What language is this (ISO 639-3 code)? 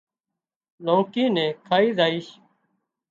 kxp